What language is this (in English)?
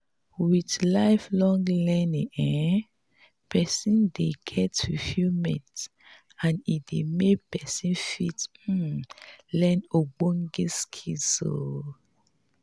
Nigerian Pidgin